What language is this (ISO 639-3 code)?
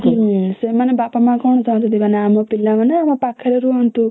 ori